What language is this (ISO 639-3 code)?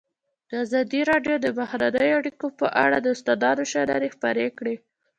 pus